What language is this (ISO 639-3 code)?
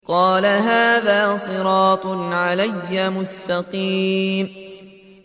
ara